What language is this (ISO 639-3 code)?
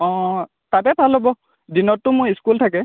asm